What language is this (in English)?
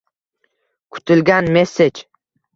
Uzbek